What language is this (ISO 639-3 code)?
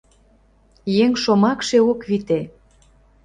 chm